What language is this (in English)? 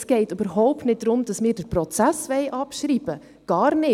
Swiss German